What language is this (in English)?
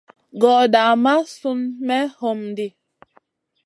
Masana